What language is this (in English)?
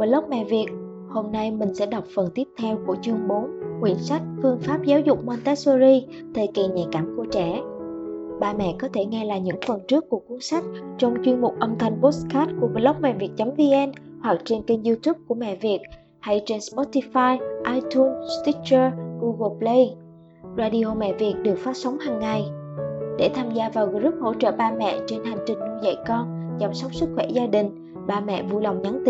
Vietnamese